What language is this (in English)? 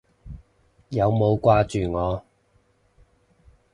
Cantonese